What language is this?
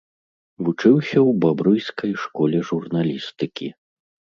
Belarusian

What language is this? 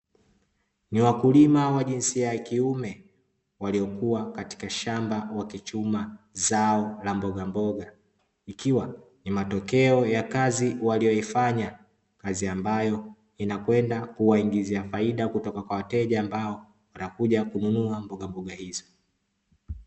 Swahili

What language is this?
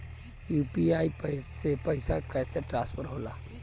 Bhojpuri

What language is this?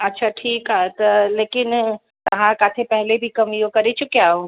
Sindhi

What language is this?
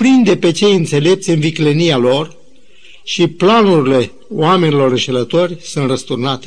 Romanian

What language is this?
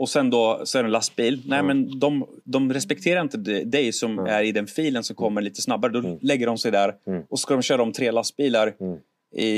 Swedish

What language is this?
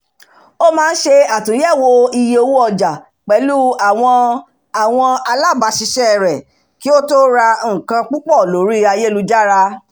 Yoruba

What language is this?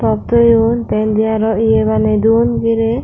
Chakma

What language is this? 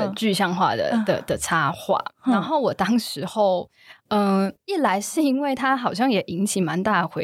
Chinese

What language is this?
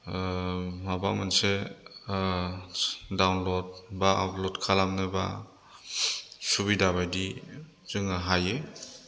Bodo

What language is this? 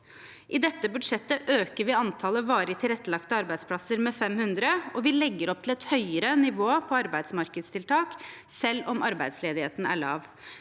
Norwegian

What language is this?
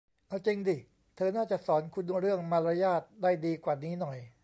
Thai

